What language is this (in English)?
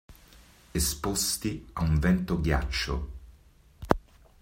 Italian